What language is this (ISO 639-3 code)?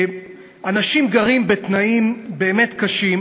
heb